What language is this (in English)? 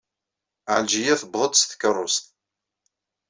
Kabyle